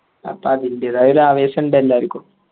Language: Malayalam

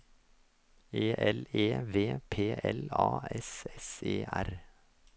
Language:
Norwegian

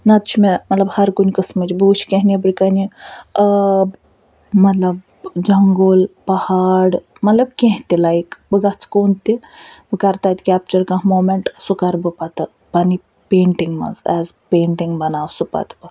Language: Kashmiri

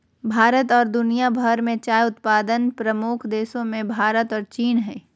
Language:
Magahi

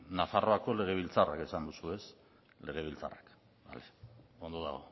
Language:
Basque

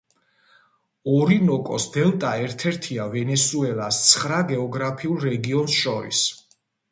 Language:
Georgian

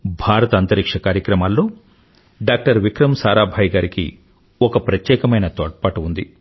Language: Telugu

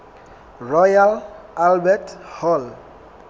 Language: Southern Sotho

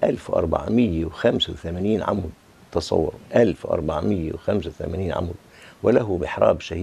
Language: Arabic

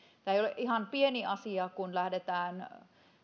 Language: Finnish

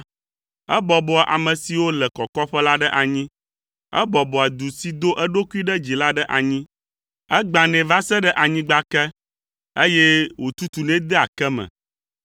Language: Ewe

